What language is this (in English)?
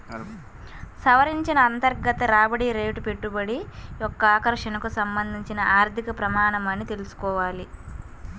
Telugu